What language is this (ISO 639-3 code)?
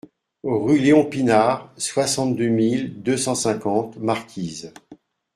fra